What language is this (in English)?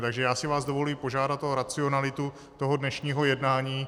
Czech